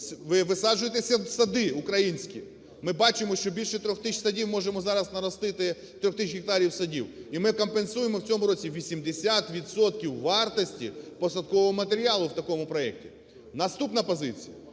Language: Ukrainian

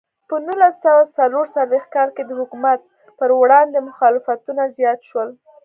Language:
Pashto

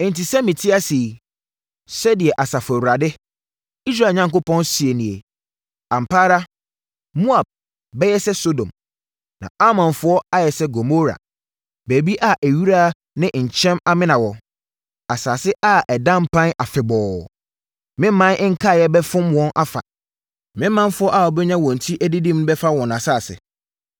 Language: Akan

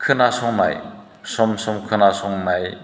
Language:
Bodo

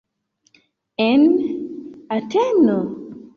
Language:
Esperanto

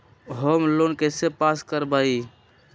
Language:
Magahi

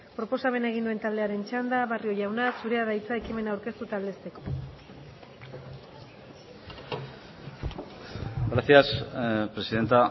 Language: Basque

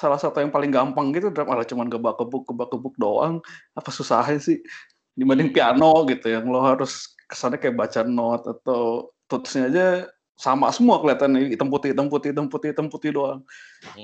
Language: Indonesian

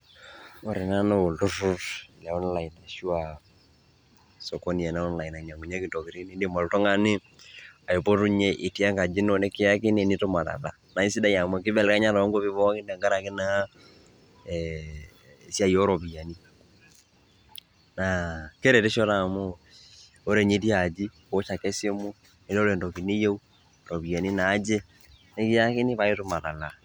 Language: Masai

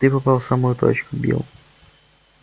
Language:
Russian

